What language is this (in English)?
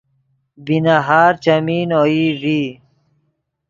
Yidgha